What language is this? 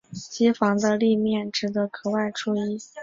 Chinese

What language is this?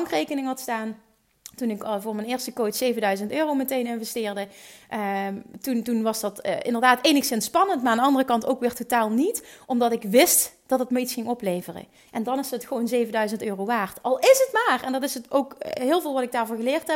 Dutch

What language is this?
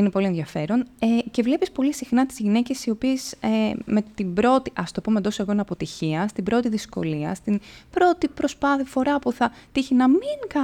Greek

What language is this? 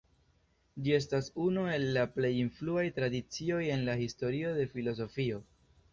Esperanto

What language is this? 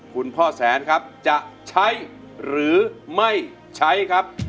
Thai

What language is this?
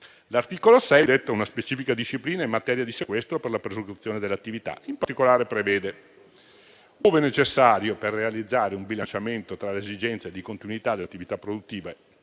Italian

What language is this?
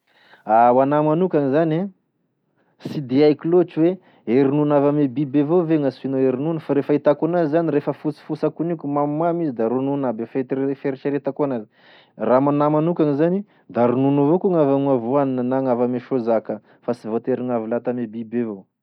Tesaka Malagasy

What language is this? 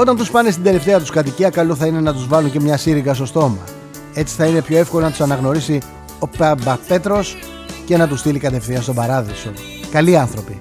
Greek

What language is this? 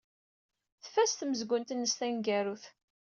Kabyle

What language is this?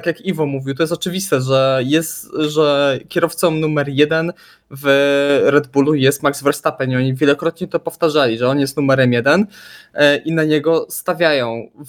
Polish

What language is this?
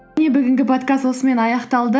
Kazakh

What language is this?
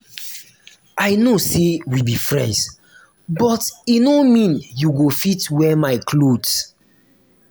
Nigerian Pidgin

